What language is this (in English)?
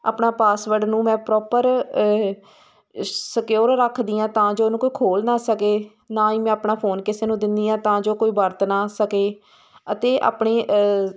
Punjabi